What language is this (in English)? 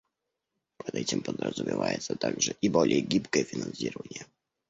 Russian